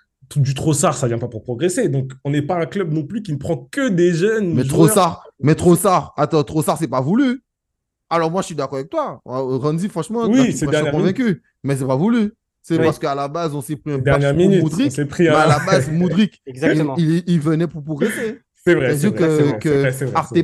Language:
French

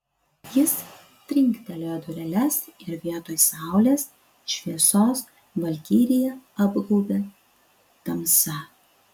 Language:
Lithuanian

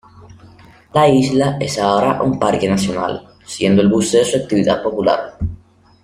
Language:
Spanish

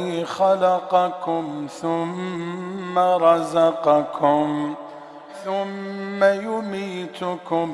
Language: Arabic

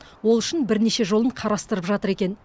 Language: Kazakh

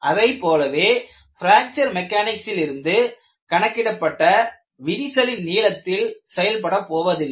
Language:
Tamil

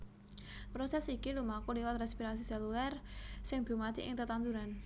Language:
Javanese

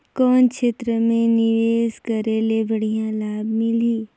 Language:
Chhattisgarhi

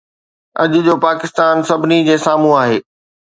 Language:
Sindhi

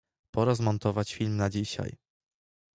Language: Polish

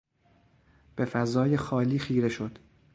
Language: Persian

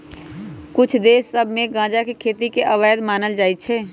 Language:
Magahi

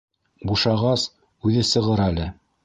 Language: Bashkir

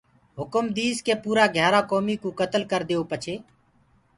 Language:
Gurgula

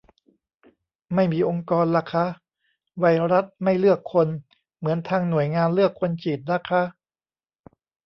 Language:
Thai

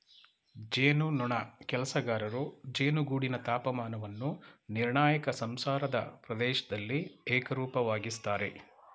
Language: Kannada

